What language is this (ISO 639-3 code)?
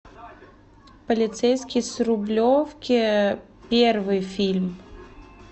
rus